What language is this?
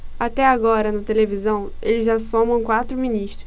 Portuguese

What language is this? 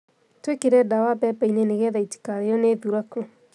Kikuyu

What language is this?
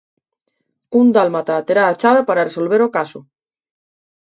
Galician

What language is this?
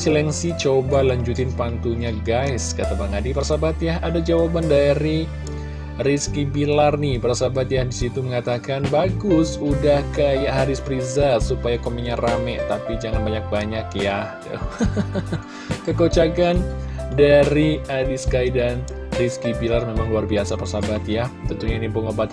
Indonesian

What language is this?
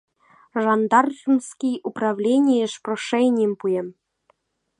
Mari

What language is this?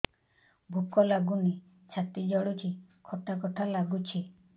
Odia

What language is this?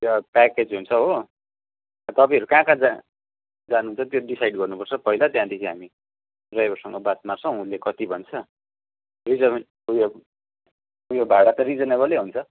Nepali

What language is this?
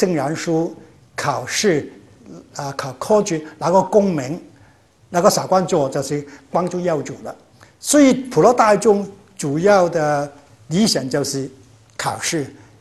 Chinese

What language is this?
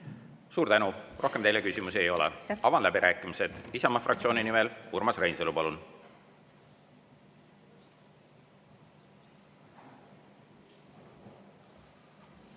Estonian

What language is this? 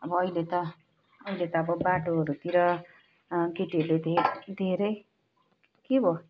Nepali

